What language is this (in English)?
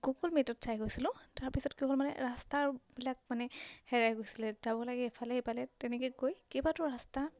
Assamese